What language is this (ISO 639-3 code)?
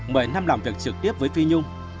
vie